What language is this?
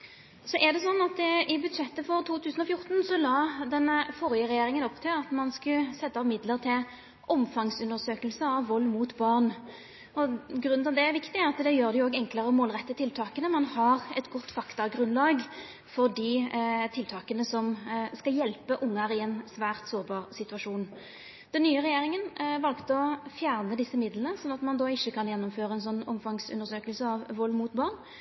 Norwegian Nynorsk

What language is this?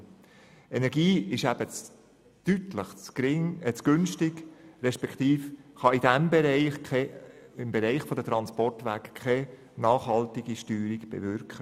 Swiss German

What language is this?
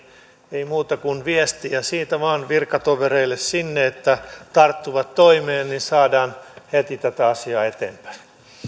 Finnish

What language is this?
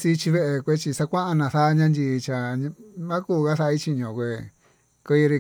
Tututepec Mixtec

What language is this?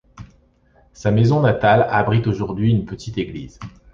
French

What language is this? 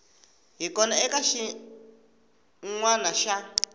Tsonga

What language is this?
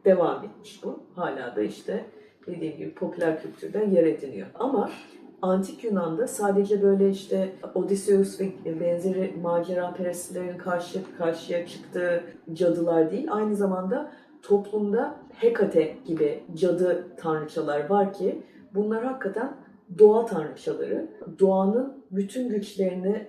Turkish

